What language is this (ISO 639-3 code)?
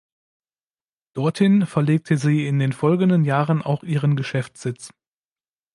deu